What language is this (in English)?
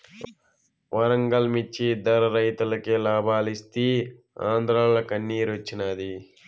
Telugu